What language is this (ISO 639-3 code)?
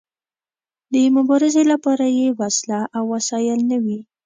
pus